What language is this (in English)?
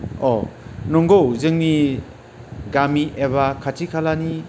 Bodo